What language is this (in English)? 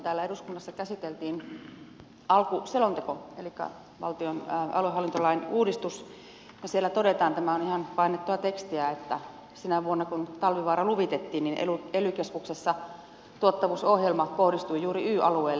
Finnish